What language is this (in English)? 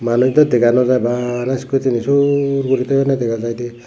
Chakma